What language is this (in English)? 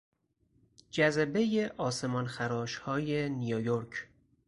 Persian